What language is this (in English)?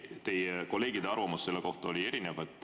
Estonian